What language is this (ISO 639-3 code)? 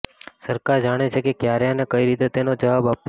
guj